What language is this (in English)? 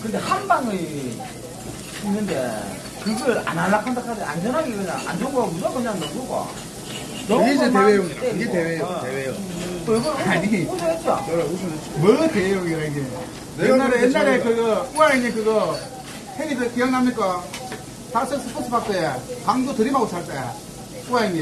Korean